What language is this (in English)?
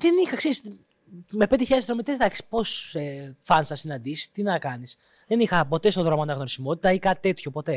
Greek